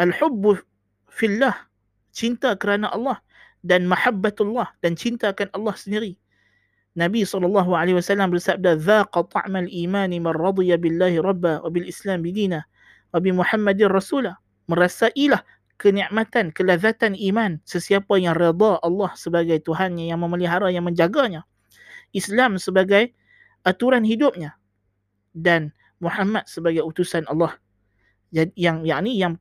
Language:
Malay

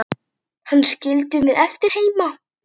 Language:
Icelandic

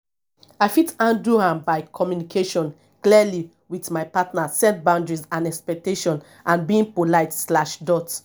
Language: Nigerian Pidgin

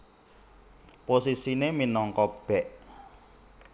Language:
Javanese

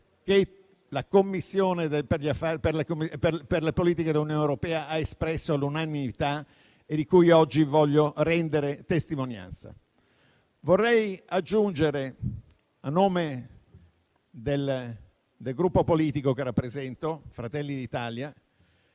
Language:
Italian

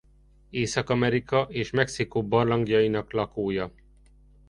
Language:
Hungarian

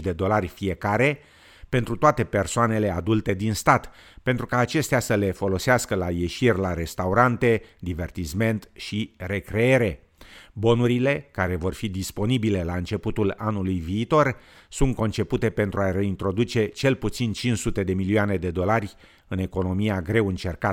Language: Romanian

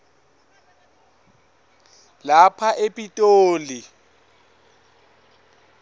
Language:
Swati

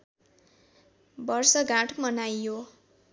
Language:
Nepali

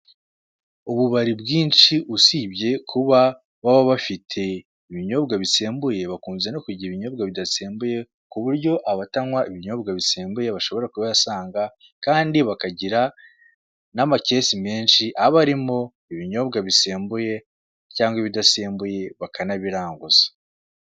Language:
Kinyarwanda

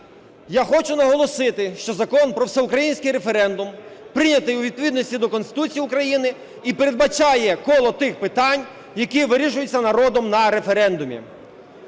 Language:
Ukrainian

